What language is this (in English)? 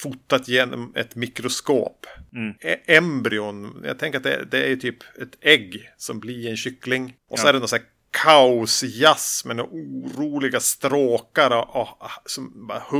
Swedish